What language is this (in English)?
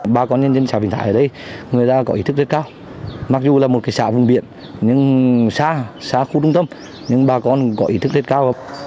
Vietnamese